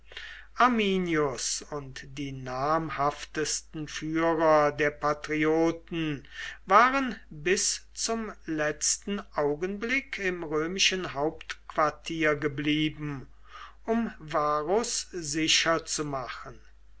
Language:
German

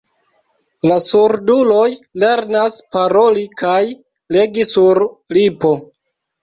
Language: Esperanto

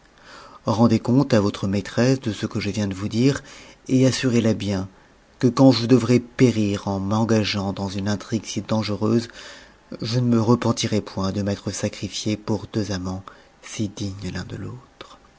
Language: French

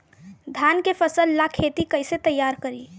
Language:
Bhojpuri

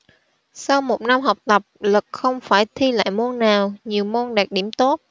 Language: Vietnamese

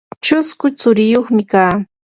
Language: Yanahuanca Pasco Quechua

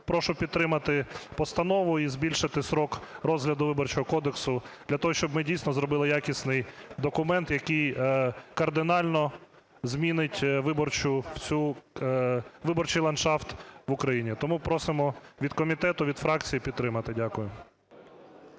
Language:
Ukrainian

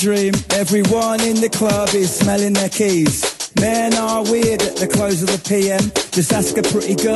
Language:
Dutch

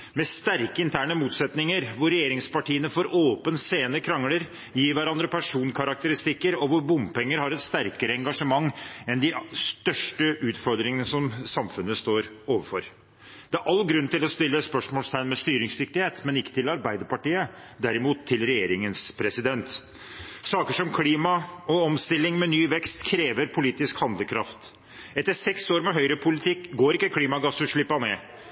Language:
Norwegian Bokmål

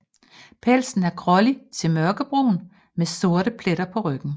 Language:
Danish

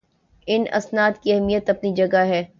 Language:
Urdu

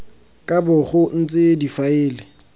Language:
Tswana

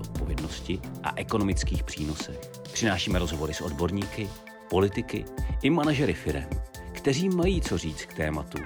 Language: Czech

